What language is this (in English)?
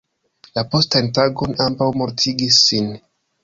Esperanto